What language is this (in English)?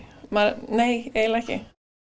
Icelandic